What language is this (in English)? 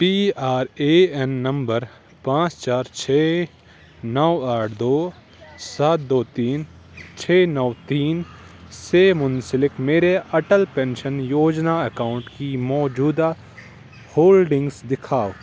Urdu